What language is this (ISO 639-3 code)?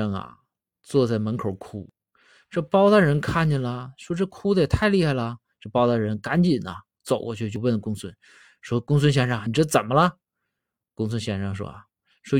zho